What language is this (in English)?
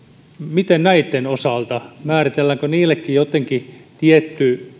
Finnish